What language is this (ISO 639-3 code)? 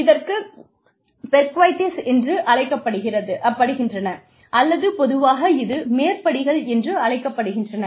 tam